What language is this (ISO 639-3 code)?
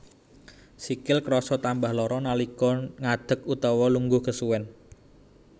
jav